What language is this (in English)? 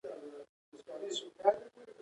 Pashto